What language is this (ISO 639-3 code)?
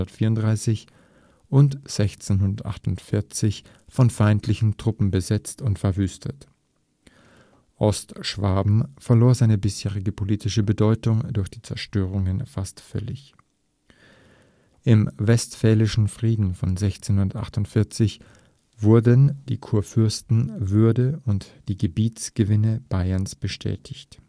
deu